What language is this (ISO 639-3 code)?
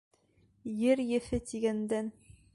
bak